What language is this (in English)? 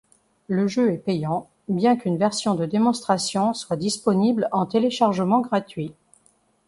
French